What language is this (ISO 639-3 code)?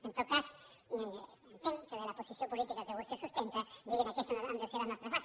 cat